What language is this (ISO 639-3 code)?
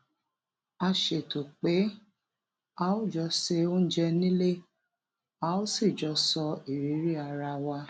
yor